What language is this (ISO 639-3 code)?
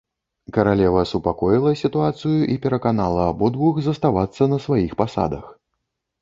bel